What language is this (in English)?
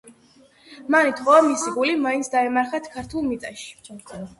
Georgian